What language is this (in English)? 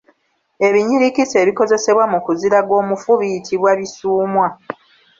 Ganda